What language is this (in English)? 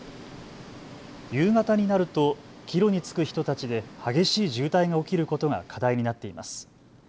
Japanese